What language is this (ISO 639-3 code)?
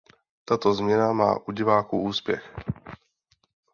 ces